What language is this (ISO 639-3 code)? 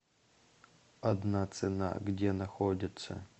rus